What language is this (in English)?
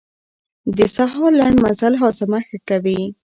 Pashto